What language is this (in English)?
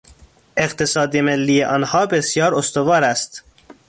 Persian